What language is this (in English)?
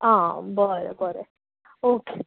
Konkani